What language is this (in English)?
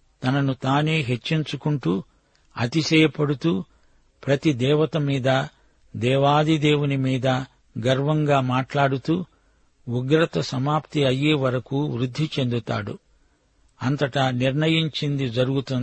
Telugu